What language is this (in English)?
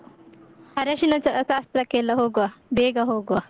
Kannada